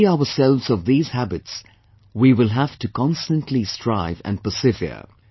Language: English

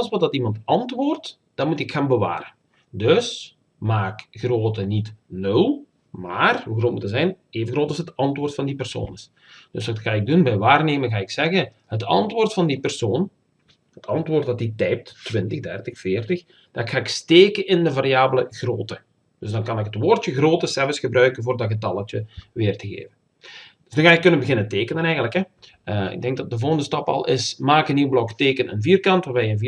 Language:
Dutch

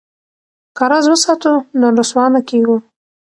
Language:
Pashto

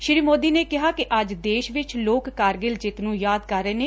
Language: Punjabi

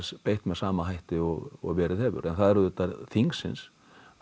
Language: Icelandic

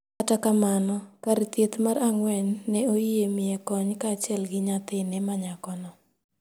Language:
Luo (Kenya and Tanzania)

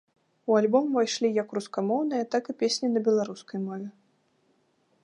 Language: Belarusian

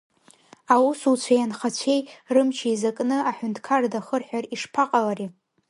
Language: Abkhazian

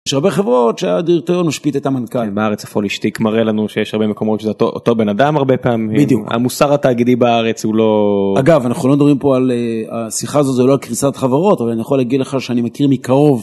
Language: Hebrew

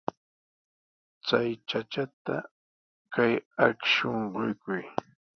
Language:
Sihuas Ancash Quechua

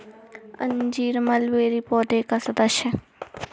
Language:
Hindi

